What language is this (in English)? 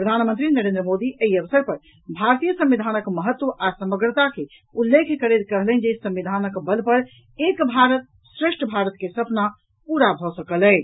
Maithili